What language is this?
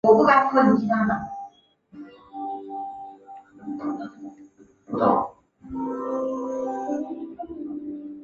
Chinese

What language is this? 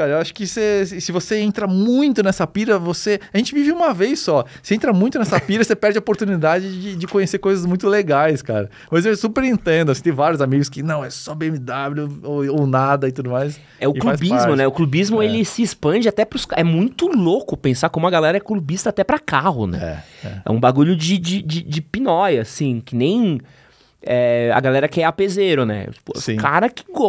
Portuguese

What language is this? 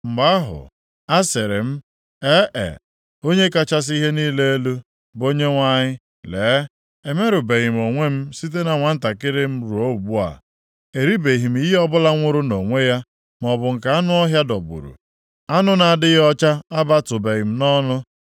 Igbo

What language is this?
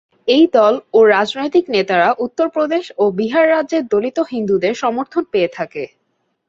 Bangla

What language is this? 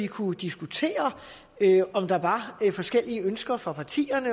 Danish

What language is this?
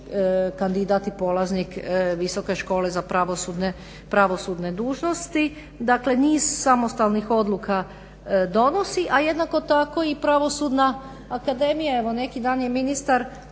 Croatian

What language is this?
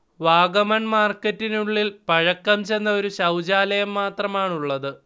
Malayalam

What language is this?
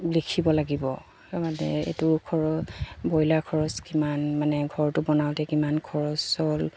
Assamese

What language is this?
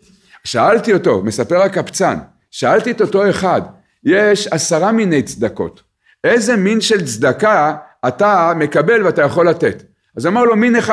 Hebrew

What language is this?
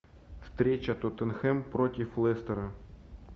Russian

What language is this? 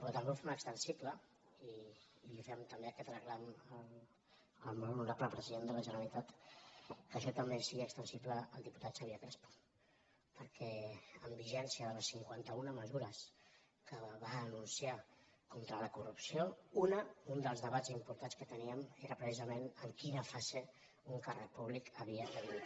Catalan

